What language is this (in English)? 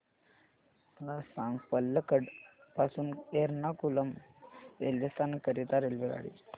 Marathi